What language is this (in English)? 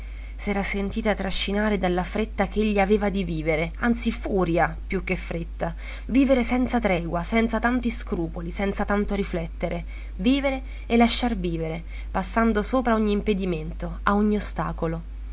Italian